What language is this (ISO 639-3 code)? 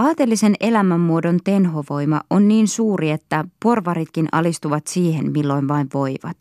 fin